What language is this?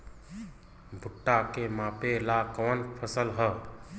Bhojpuri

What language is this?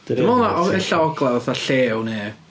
Welsh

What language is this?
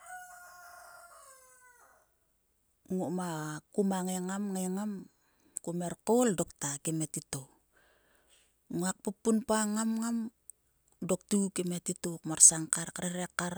Sulka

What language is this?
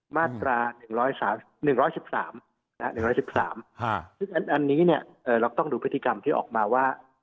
Thai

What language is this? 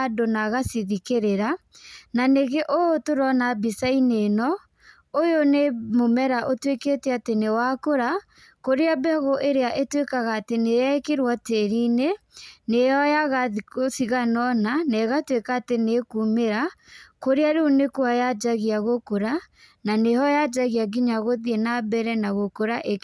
Kikuyu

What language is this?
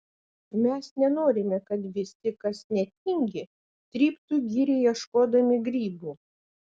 Lithuanian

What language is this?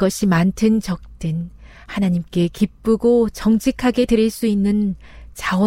Korean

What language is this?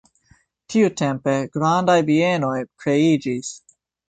Esperanto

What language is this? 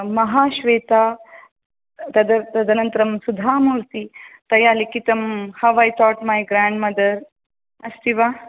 Sanskrit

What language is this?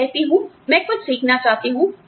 Hindi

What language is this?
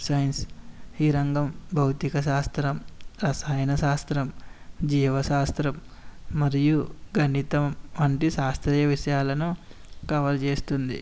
Telugu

